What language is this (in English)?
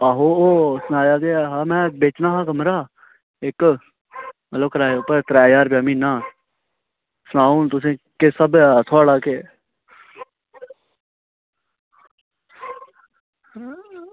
Dogri